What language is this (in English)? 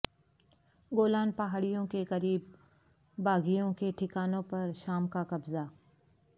Urdu